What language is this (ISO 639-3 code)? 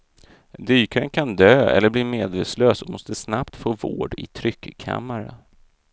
swe